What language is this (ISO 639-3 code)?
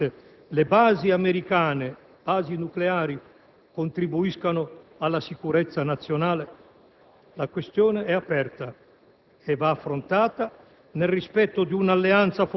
ita